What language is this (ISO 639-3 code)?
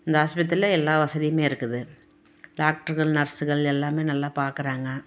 tam